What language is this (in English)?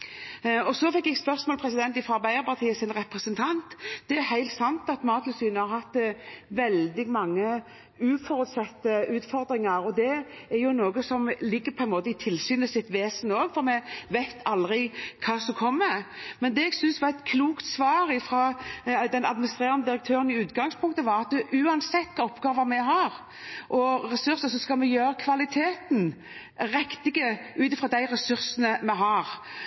Norwegian Bokmål